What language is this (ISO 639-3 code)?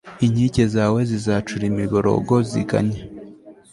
kin